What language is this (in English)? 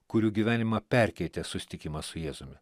Lithuanian